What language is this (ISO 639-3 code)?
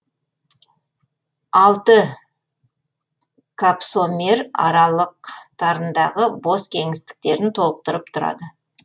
kaz